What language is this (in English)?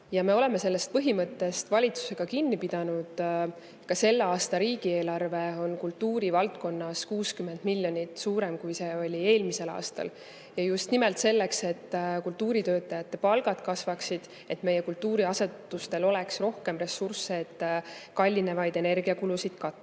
Estonian